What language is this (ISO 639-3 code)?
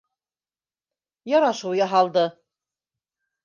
bak